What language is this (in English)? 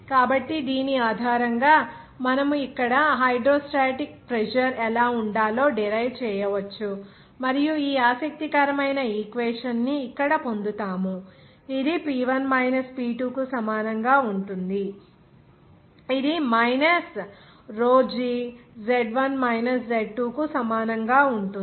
Telugu